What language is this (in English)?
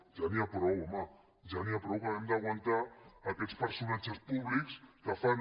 Catalan